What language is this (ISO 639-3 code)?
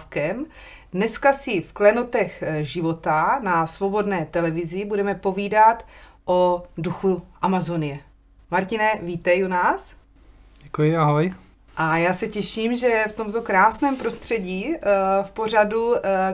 ces